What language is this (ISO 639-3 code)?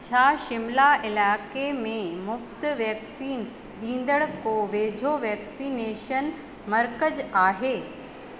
snd